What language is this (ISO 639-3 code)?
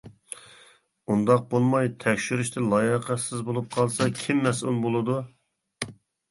uig